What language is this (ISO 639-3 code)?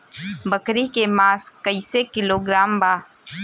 bho